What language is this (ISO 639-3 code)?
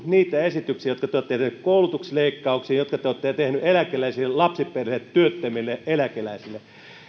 fin